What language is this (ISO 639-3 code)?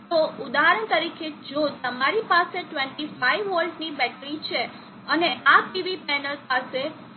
guj